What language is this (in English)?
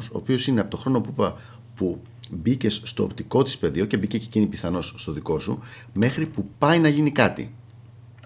Greek